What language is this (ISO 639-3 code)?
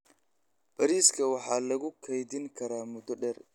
som